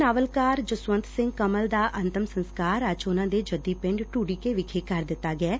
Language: Punjabi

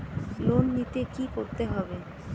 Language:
Bangla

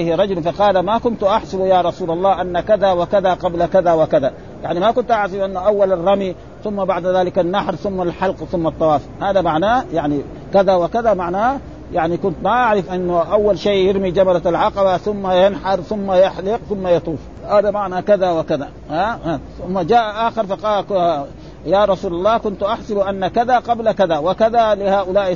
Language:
Arabic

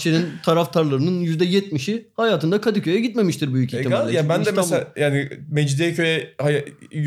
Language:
Turkish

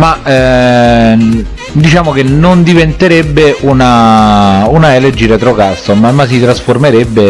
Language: Italian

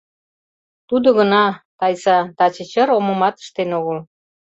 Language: Mari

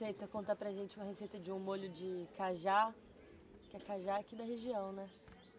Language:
Portuguese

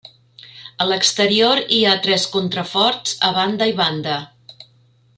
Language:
Catalan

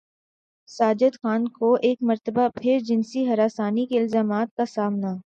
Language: Urdu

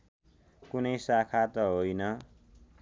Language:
Nepali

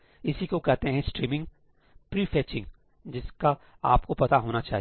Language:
Hindi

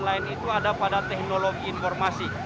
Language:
Indonesian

